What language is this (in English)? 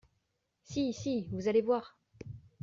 French